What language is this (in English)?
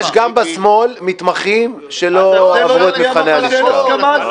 Hebrew